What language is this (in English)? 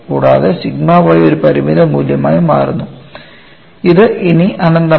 Malayalam